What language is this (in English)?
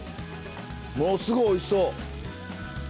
Japanese